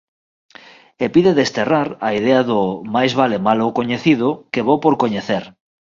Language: Galician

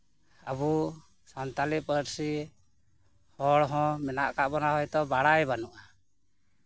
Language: Santali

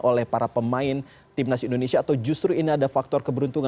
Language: Indonesian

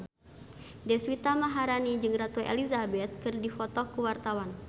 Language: Sundanese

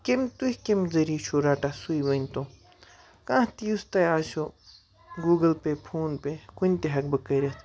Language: Kashmiri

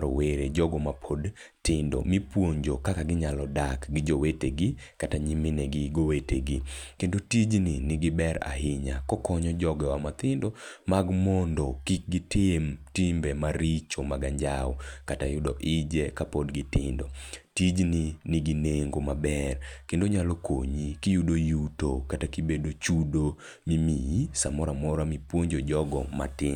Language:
Luo (Kenya and Tanzania)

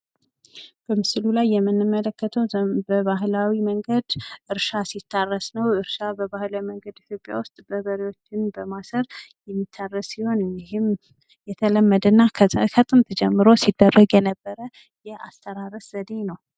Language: Amharic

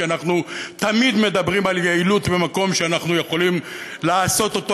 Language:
Hebrew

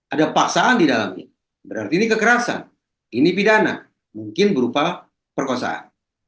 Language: Indonesian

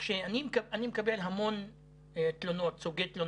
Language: Hebrew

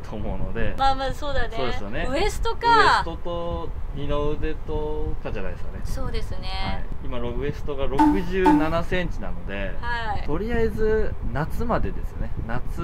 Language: Japanese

